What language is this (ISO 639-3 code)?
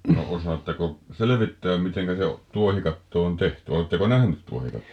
fin